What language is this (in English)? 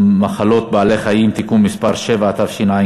Hebrew